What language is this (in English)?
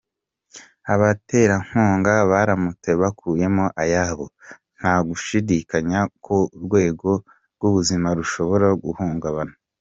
Kinyarwanda